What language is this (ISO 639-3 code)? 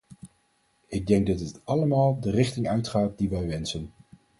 nld